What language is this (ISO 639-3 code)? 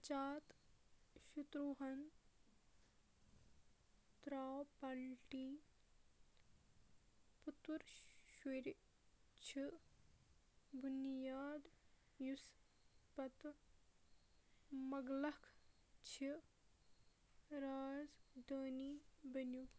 kas